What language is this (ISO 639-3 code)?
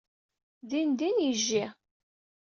kab